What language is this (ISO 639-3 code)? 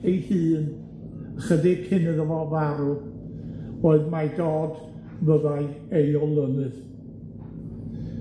cym